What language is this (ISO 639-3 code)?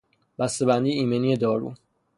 fas